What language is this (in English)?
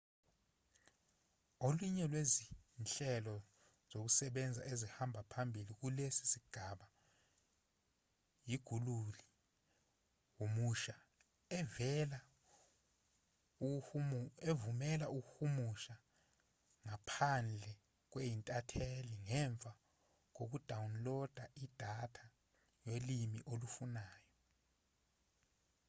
Zulu